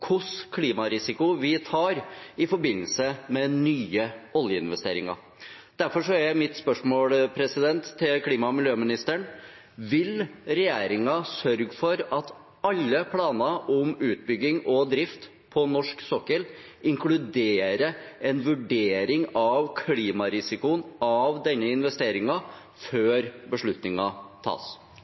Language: Norwegian Bokmål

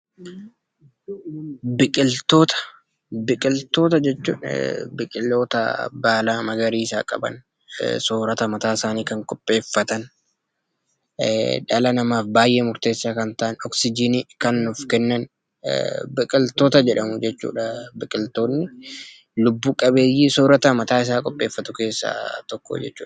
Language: Oromo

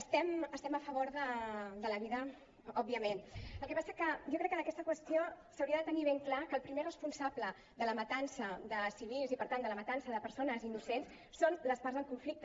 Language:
Catalan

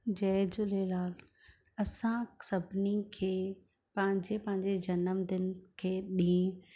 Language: Sindhi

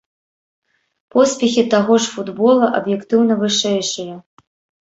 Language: Belarusian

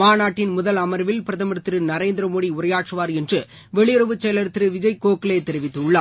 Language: Tamil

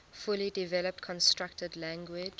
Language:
English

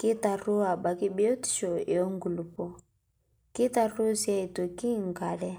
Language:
Masai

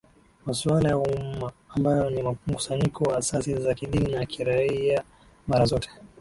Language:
Swahili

